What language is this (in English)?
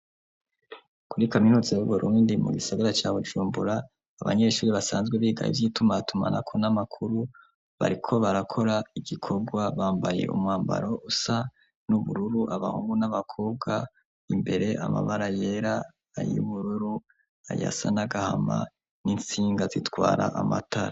Rundi